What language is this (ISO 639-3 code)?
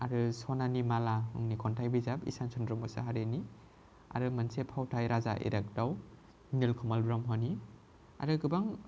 brx